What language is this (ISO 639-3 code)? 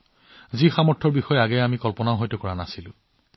asm